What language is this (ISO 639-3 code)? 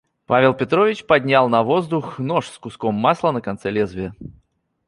rus